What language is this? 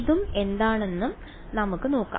Malayalam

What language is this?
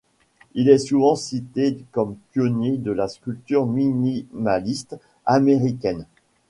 French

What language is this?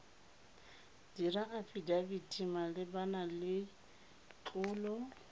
Tswana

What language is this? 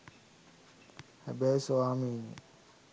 Sinhala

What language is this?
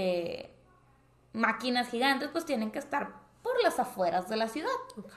Spanish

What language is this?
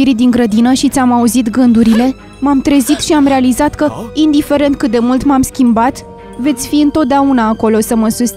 Romanian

